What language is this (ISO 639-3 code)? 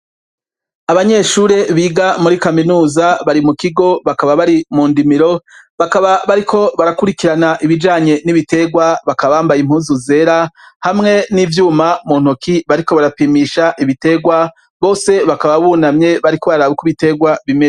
run